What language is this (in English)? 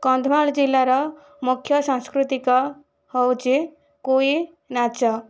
Odia